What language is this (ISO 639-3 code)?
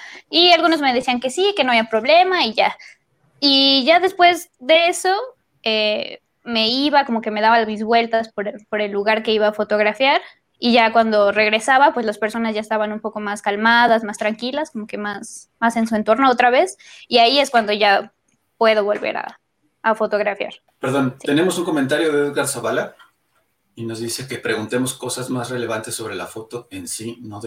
spa